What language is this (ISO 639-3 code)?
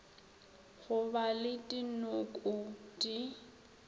nso